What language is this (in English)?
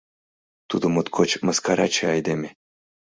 Mari